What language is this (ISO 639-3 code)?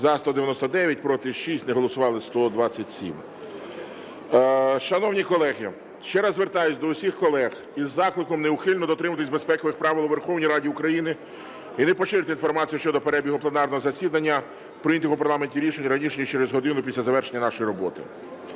ukr